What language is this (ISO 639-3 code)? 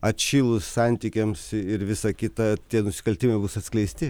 lit